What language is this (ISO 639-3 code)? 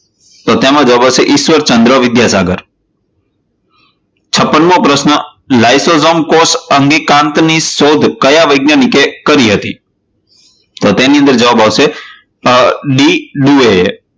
guj